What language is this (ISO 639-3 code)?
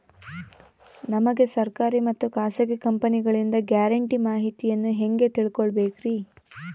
kan